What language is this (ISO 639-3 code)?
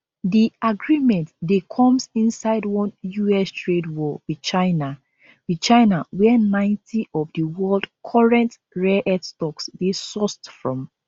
pcm